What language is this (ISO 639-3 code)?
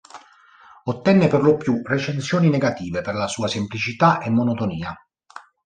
ita